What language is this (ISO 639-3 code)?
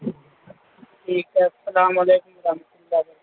urd